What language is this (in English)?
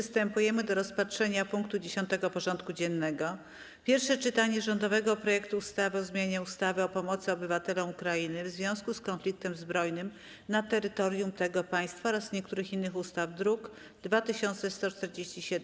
Polish